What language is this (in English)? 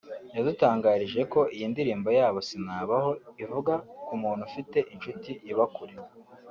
Kinyarwanda